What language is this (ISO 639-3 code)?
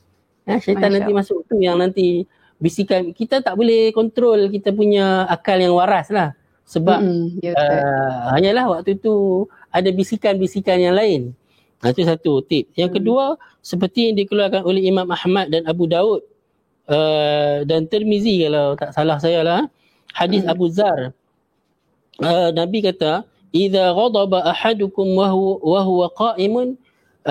msa